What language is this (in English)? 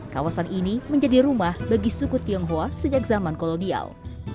Indonesian